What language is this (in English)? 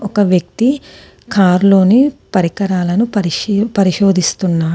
Telugu